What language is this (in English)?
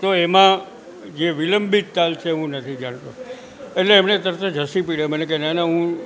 Gujarati